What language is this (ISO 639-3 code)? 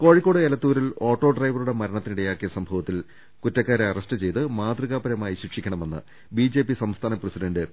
mal